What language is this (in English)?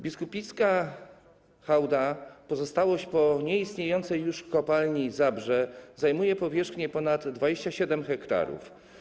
Polish